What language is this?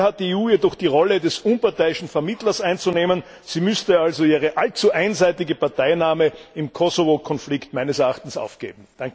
German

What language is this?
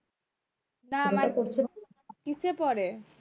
Bangla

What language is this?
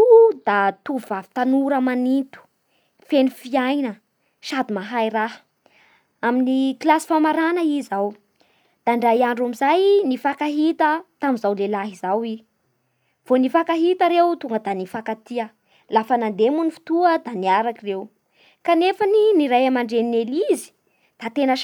Bara Malagasy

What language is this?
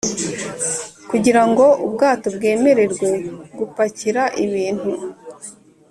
Kinyarwanda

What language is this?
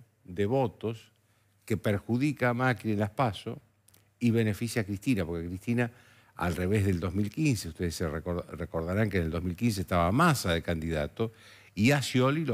Spanish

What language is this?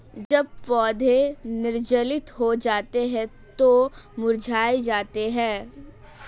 Hindi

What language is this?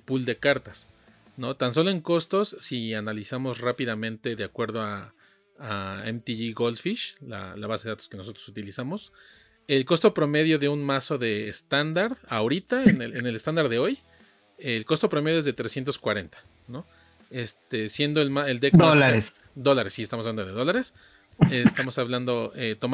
Spanish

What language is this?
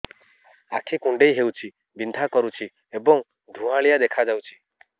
Odia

